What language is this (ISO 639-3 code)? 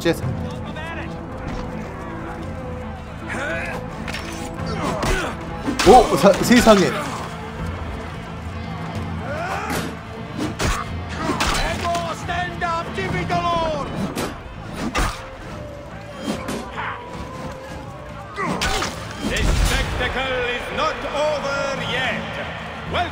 kor